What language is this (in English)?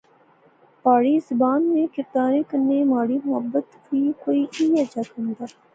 Pahari-Potwari